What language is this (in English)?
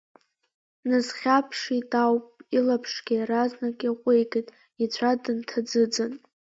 Abkhazian